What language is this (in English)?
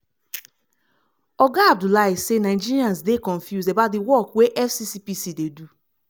Nigerian Pidgin